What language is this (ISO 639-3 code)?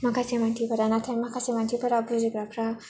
brx